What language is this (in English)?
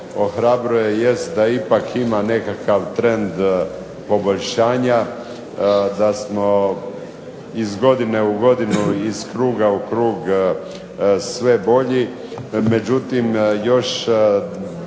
Croatian